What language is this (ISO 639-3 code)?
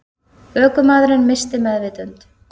isl